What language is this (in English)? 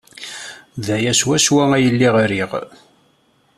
Kabyle